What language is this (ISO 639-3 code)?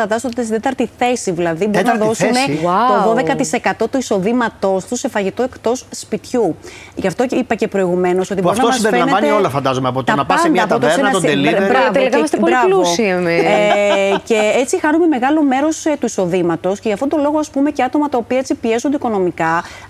ell